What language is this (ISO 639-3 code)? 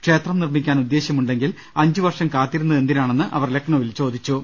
mal